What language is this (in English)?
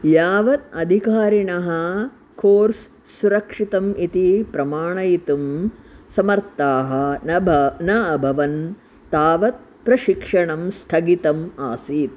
Sanskrit